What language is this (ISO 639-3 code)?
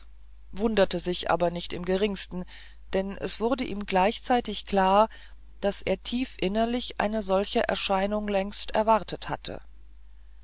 deu